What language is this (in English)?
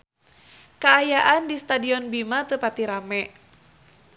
Sundanese